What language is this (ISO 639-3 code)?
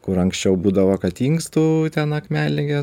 lit